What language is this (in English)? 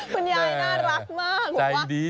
Thai